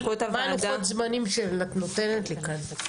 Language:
Hebrew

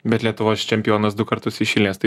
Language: Lithuanian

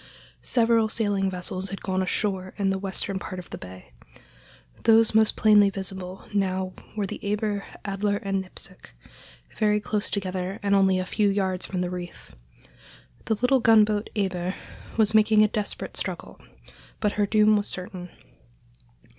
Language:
English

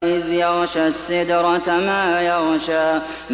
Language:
Arabic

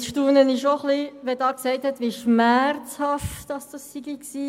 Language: Swiss German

